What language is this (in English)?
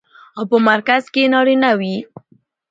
Pashto